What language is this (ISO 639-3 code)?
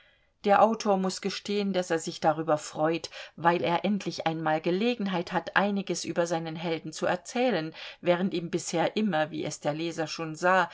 deu